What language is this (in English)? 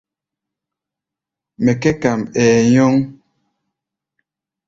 Gbaya